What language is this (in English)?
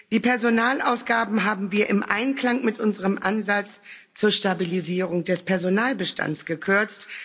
German